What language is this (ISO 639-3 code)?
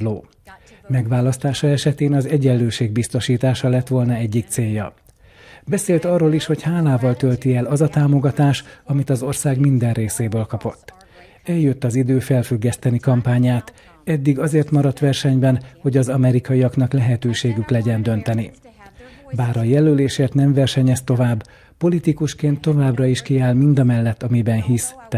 hun